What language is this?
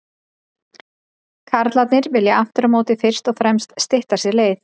Icelandic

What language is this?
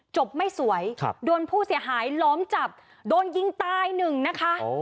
Thai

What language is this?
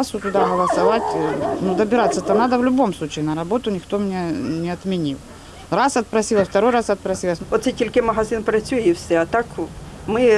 Ukrainian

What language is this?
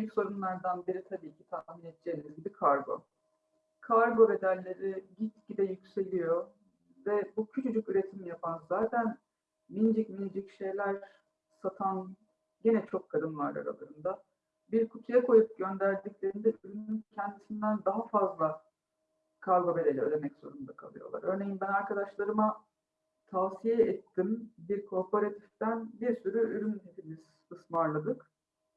Turkish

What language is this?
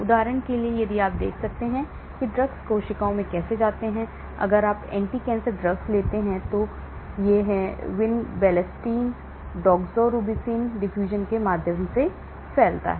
Hindi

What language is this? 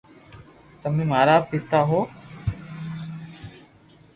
Loarki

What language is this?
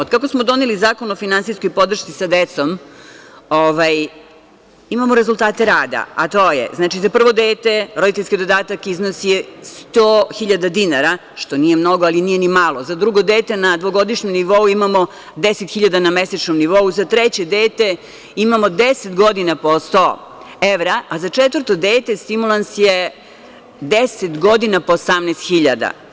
Serbian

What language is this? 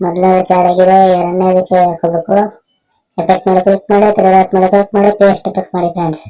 Turkish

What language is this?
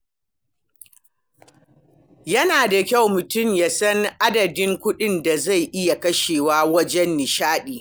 Hausa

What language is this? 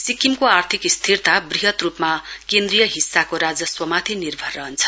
Nepali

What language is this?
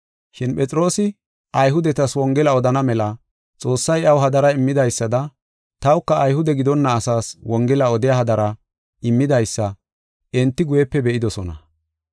Gofa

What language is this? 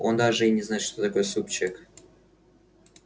Russian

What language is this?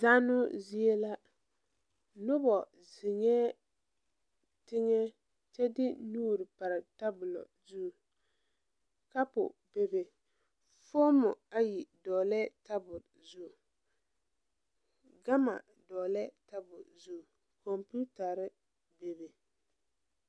Southern Dagaare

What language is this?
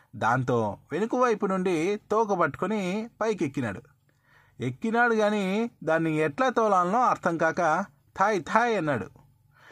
Telugu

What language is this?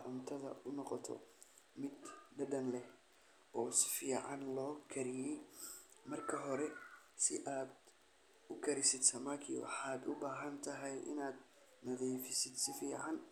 Somali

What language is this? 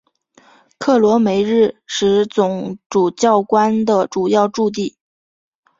Chinese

